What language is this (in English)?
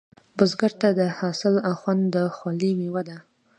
Pashto